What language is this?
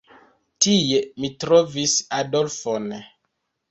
Esperanto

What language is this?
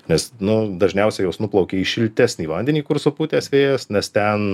Lithuanian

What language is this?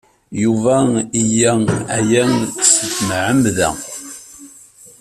Kabyle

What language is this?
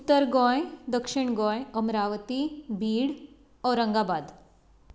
Konkani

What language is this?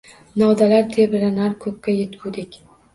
Uzbek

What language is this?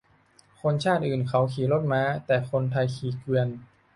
Thai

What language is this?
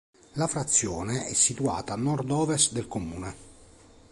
Italian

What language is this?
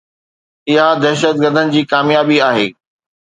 Sindhi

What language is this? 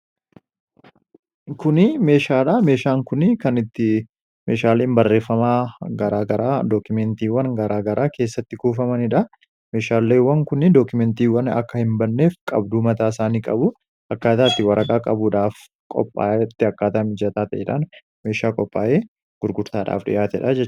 Oromo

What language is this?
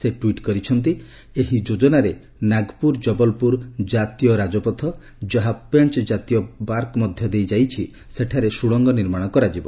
Odia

